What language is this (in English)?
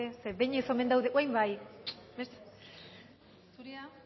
Basque